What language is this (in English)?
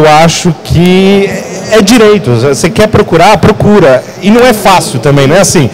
Portuguese